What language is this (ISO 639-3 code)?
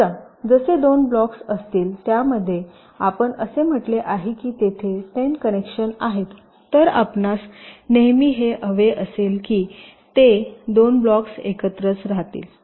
mar